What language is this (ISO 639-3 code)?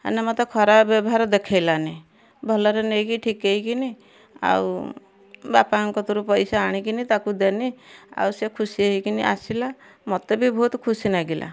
ori